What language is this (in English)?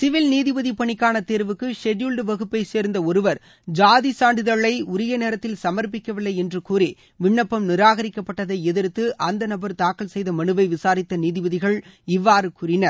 Tamil